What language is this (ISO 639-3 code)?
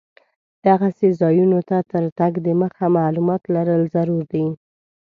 pus